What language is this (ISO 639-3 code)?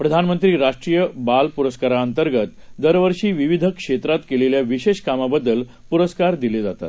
mar